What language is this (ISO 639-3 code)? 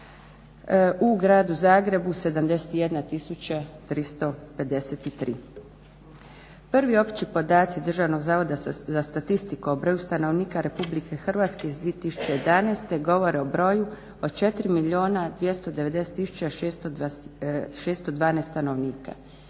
hrv